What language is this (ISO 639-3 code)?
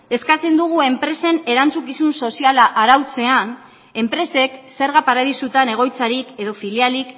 eus